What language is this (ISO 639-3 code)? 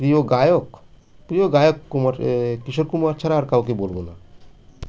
ben